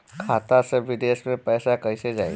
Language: Bhojpuri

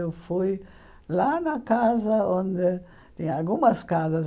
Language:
Portuguese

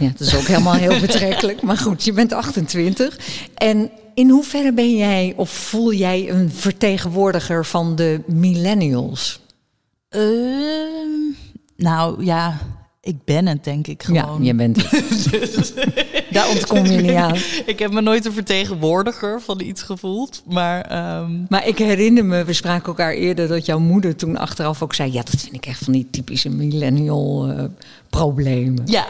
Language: Dutch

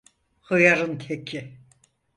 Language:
Turkish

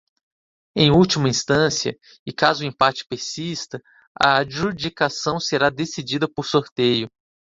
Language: Portuguese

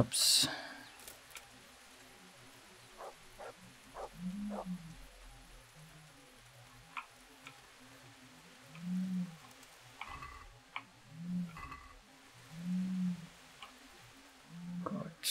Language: German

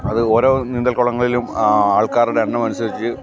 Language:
Malayalam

